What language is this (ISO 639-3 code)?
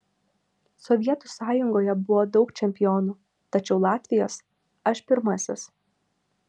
lit